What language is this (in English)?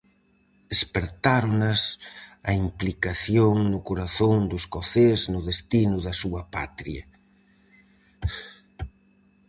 Galician